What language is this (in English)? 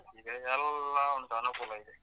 Kannada